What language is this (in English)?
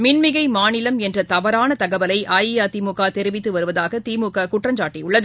Tamil